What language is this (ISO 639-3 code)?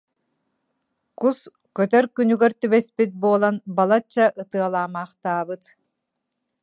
sah